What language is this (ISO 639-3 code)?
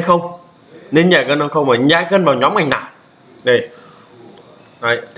vie